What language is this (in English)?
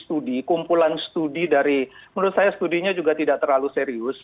Indonesian